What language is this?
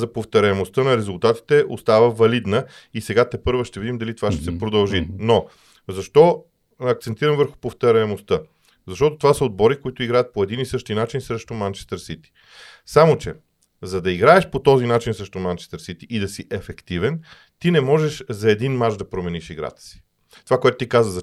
Bulgarian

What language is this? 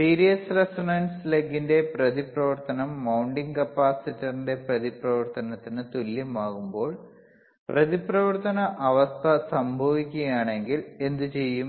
Malayalam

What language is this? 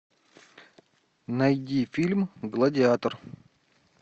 Russian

